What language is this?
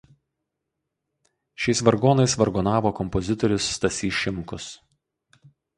Lithuanian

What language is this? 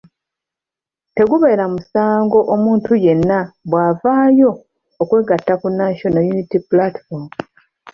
Ganda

